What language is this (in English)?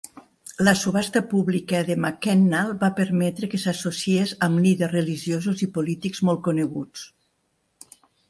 Catalan